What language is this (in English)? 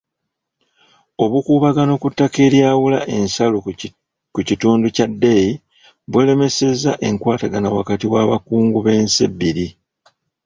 Ganda